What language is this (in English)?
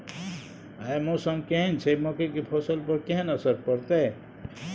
Maithili